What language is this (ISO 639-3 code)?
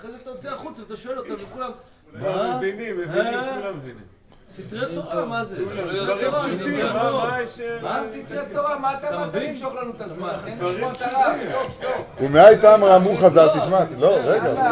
heb